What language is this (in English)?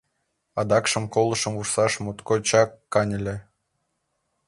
Mari